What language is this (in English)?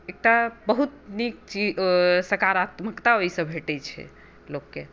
Maithili